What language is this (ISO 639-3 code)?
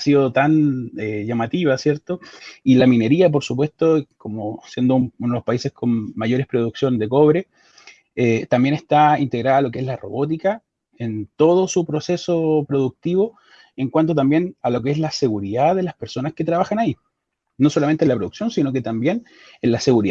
spa